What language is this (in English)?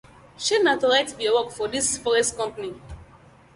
Nigerian Pidgin